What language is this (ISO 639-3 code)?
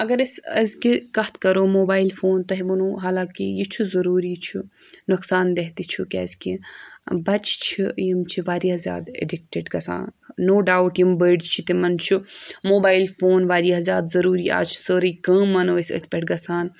kas